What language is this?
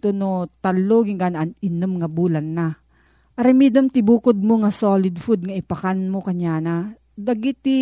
Filipino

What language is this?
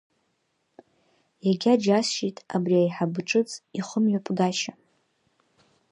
Abkhazian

